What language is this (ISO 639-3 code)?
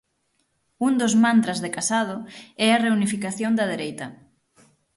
glg